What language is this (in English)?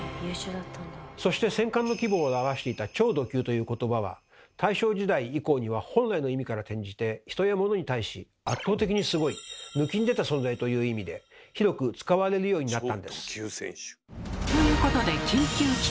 Japanese